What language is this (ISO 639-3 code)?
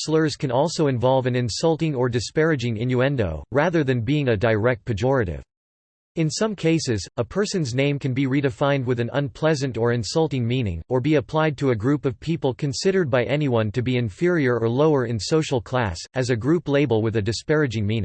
eng